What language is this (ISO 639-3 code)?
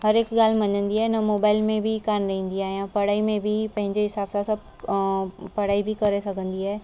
snd